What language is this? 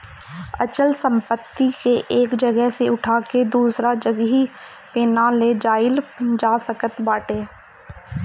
Bhojpuri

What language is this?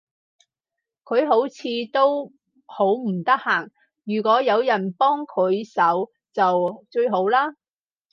Cantonese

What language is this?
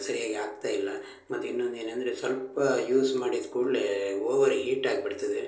Kannada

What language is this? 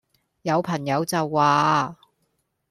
Cantonese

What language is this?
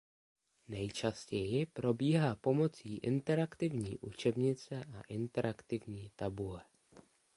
Czech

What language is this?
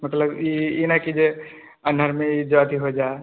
Maithili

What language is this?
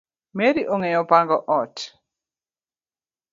Luo (Kenya and Tanzania)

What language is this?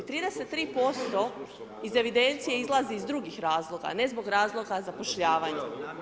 Croatian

